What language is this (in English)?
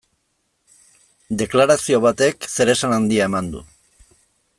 Basque